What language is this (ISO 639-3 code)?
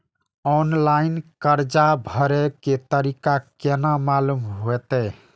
mai